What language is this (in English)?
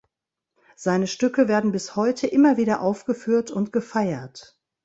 German